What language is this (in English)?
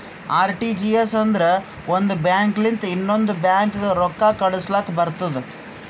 Kannada